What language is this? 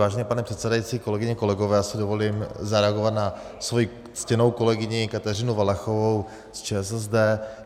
Czech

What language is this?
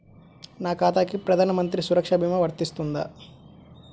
Telugu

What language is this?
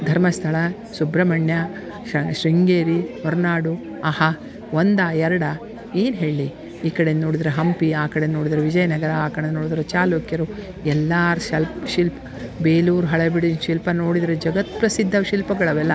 Kannada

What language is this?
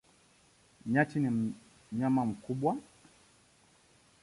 Swahili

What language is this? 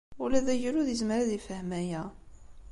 Kabyle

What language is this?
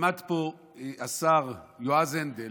Hebrew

